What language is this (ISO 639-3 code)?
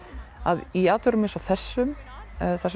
isl